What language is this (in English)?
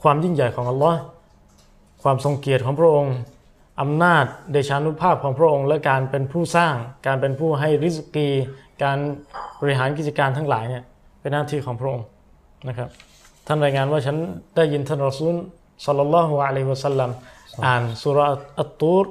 Thai